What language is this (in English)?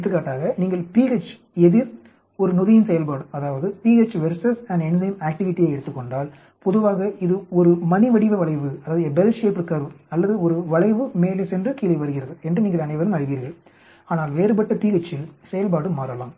Tamil